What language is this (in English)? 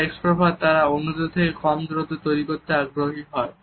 Bangla